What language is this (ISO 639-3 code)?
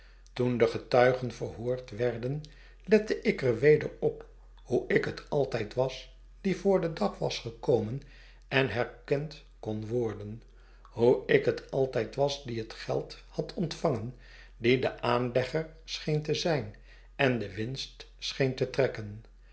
nld